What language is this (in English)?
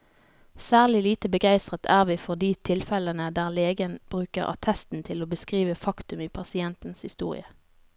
Norwegian